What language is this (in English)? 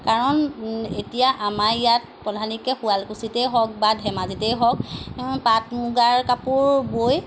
Assamese